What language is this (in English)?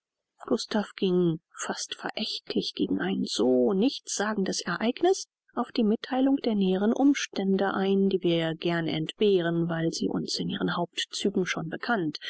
German